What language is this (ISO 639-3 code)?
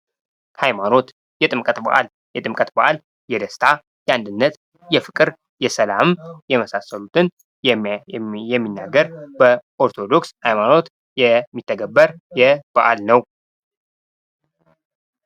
amh